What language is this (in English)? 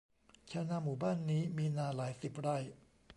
Thai